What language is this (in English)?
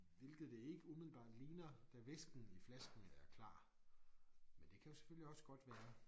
Danish